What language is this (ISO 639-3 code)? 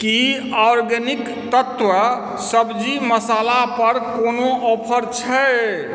mai